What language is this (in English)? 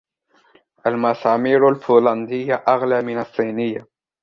Arabic